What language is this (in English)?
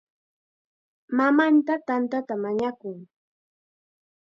Chiquián Ancash Quechua